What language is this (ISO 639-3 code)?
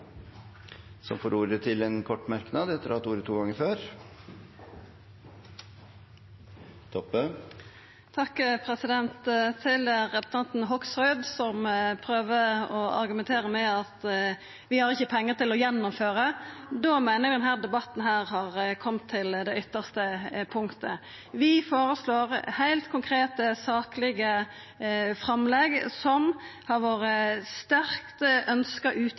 nor